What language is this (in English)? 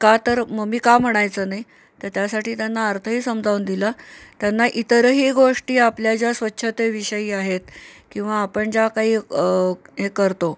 Marathi